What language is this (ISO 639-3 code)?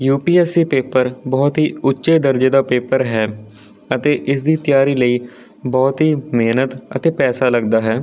pan